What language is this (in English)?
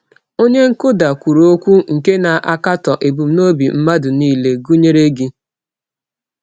Igbo